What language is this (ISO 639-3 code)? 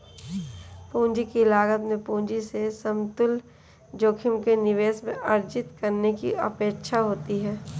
hin